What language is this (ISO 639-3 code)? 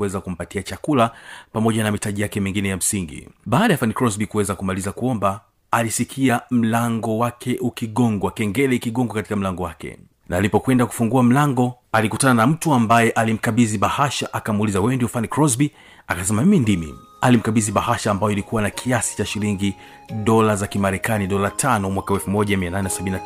swa